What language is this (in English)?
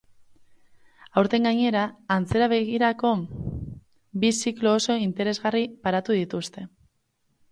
Basque